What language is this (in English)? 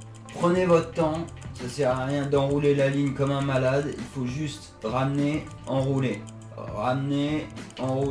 French